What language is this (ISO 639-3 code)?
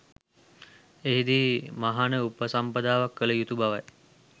sin